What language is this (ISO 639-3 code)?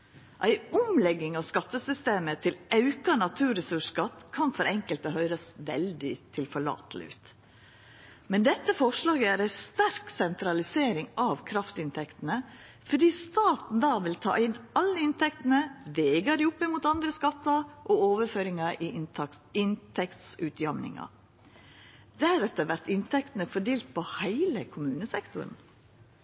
nno